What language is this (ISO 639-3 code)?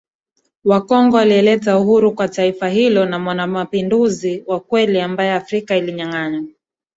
swa